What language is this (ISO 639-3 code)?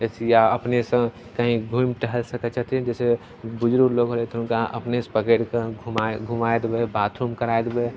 mai